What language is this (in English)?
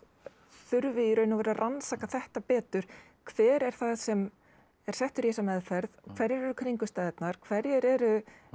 Icelandic